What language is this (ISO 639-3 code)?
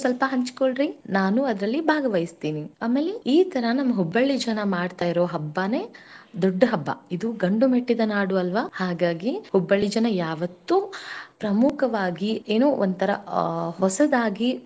kan